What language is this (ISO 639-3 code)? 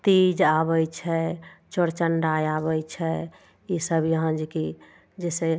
mai